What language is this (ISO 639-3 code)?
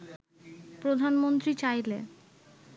ben